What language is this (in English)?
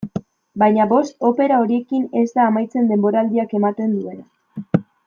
Basque